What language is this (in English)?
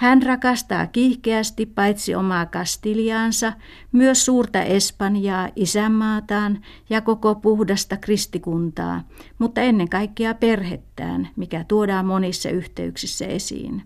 Finnish